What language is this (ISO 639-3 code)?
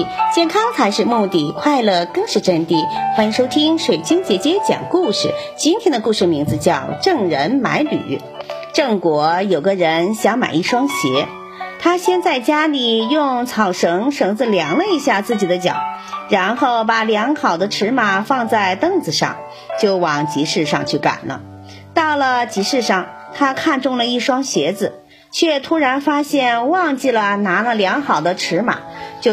zho